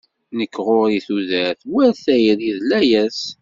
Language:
Kabyle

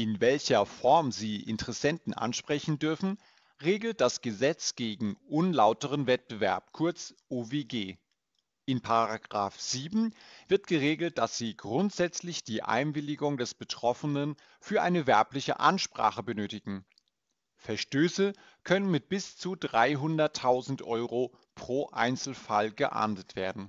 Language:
German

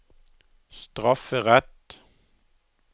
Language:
Norwegian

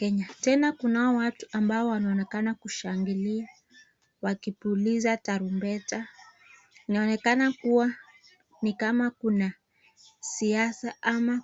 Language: Swahili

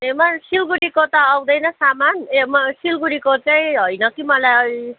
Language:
Nepali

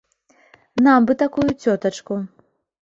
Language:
Belarusian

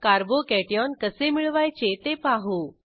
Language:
Marathi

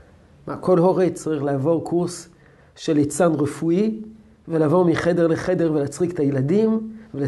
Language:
Hebrew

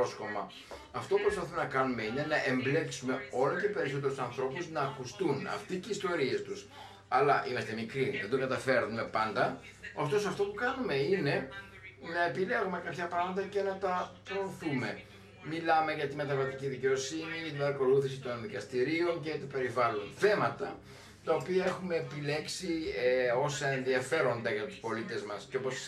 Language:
Greek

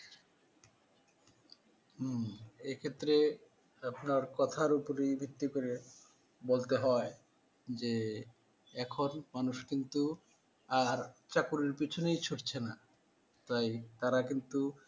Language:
Bangla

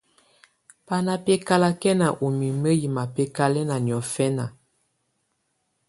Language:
Tunen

